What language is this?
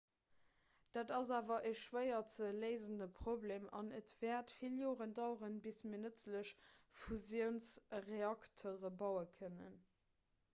Luxembourgish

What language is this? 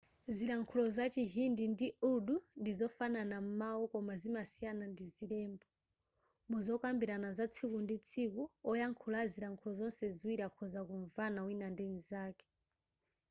Nyanja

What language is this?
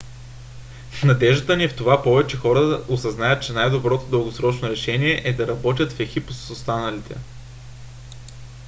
Bulgarian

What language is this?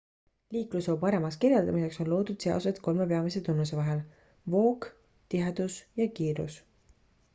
Estonian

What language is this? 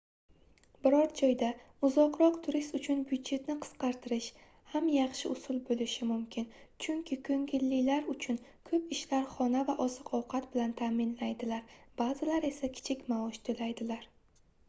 Uzbek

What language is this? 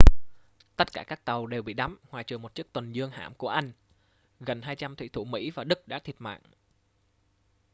Vietnamese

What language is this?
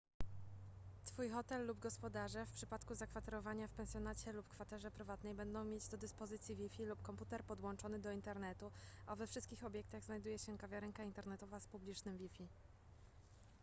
Polish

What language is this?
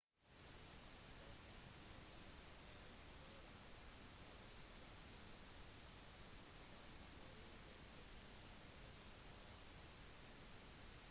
Norwegian Bokmål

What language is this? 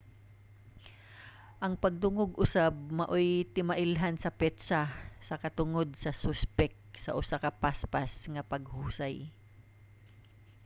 Cebuano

